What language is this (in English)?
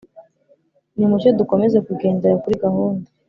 Kinyarwanda